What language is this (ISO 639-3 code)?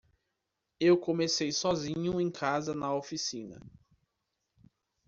por